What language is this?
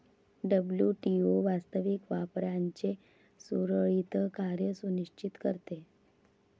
Marathi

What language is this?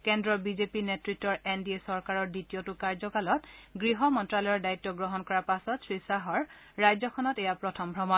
Assamese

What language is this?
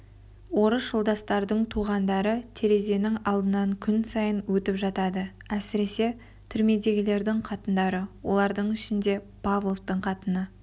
Kazakh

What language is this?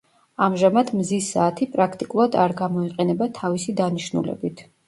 Georgian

